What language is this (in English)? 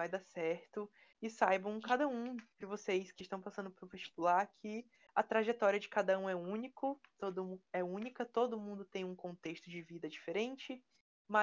Portuguese